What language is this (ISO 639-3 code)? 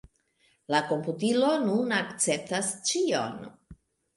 epo